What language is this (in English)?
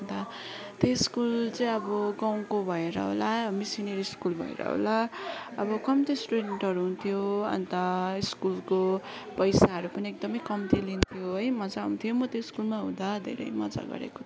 Nepali